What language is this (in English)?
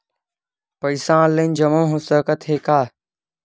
Chhattisgarhi